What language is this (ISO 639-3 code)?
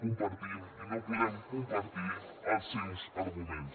cat